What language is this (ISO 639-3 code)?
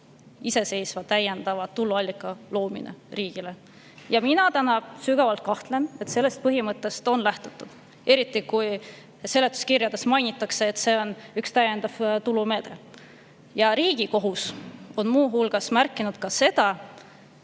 est